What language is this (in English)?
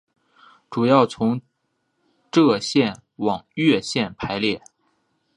Chinese